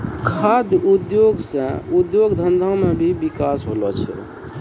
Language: Maithili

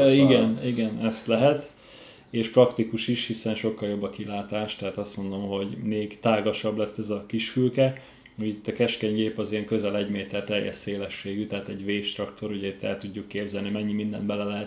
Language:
Hungarian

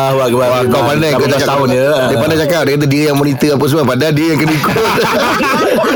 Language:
Malay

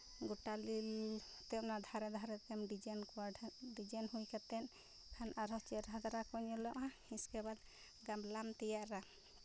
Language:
Santali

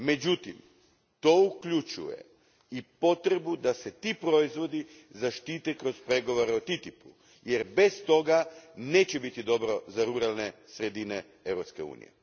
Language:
Croatian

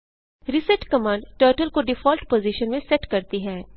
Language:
Hindi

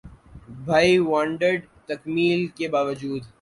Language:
Urdu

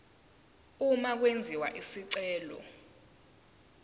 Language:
Zulu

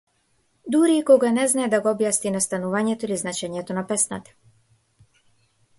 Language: Macedonian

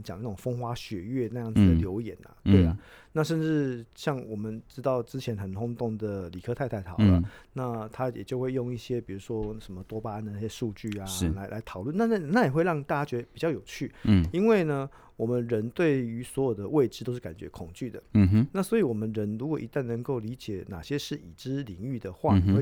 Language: Chinese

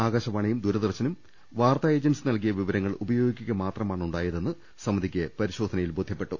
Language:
Malayalam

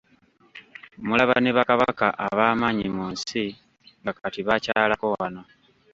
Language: Ganda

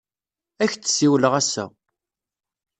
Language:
Kabyle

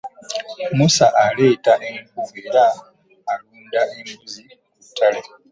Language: Ganda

